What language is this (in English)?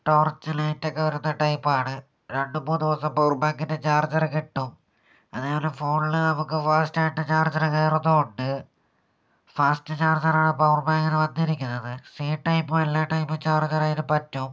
Malayalam